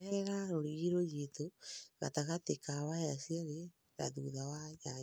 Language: Kikuyu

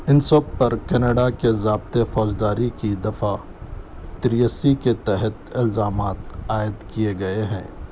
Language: Urdu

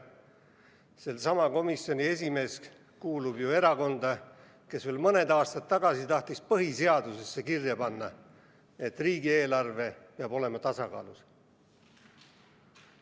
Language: Estonian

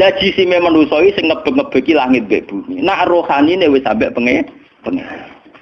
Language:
Indonesian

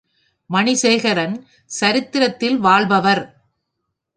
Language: Tamil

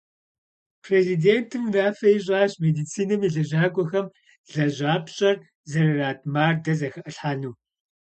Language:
Kabardian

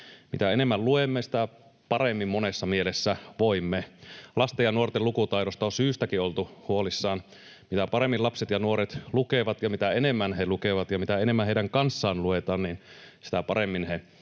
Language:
Finnish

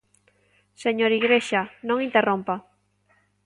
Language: Galician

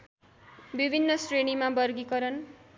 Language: Nepali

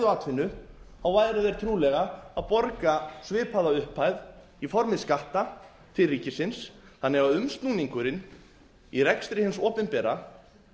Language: Icelandic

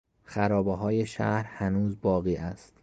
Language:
Persian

